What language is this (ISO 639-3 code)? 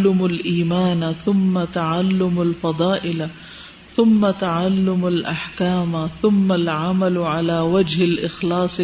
urd